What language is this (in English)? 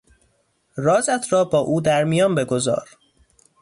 Persian